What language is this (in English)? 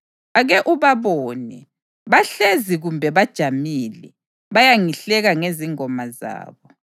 North Ndebele